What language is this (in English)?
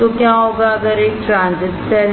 Hindi